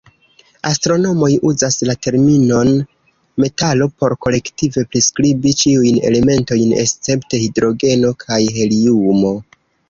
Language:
Esperanto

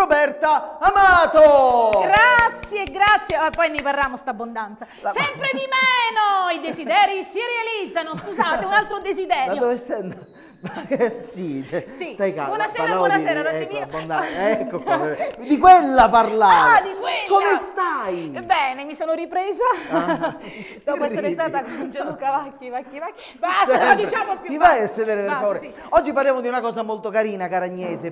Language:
Italian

